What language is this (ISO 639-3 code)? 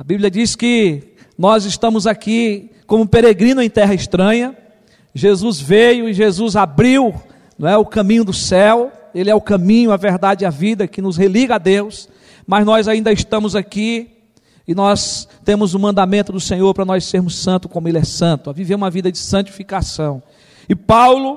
por